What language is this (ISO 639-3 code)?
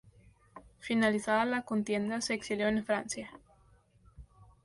spa